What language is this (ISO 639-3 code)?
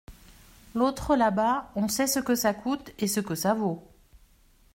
fra